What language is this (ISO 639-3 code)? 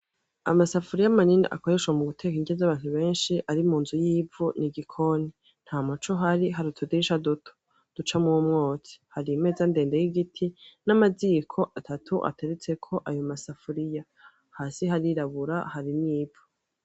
run